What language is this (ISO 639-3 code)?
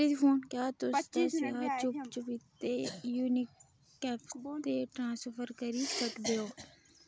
doi